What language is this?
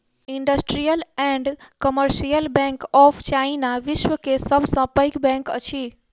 Maithili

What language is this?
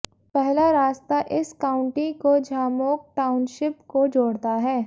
Hindi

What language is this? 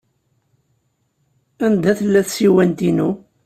Kabyle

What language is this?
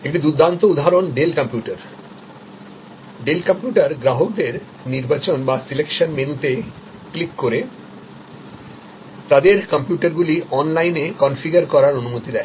Bangla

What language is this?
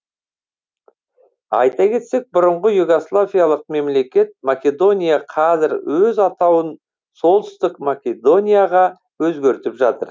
Kazakh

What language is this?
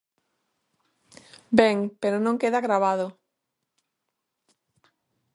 Galician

